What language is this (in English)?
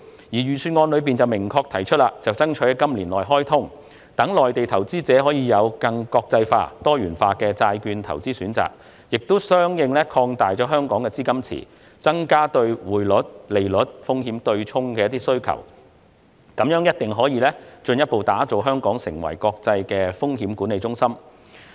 Cantonese